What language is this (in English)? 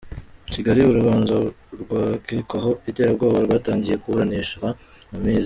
Kinyarwanda